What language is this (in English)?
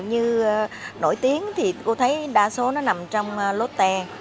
Vietnamese